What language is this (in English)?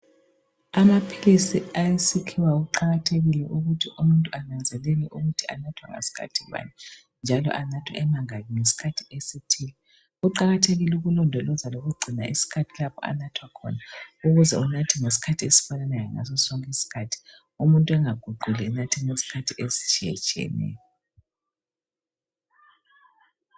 North Ndebele